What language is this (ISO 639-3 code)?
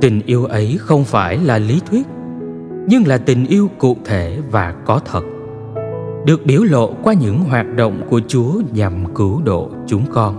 vie